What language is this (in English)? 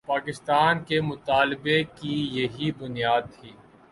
Urdu